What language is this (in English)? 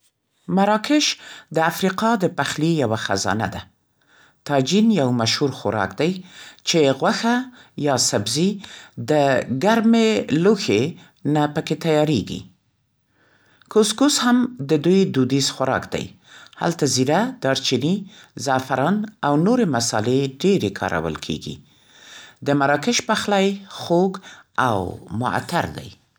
Central Pashto